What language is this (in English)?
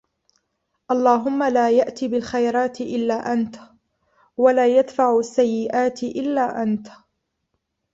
Arabic